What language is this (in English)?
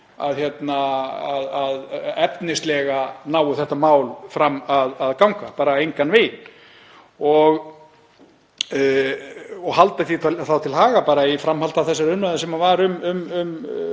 Icelandic